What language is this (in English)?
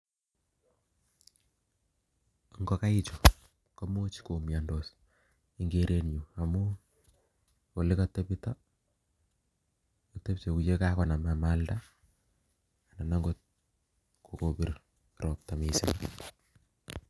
Kalenjin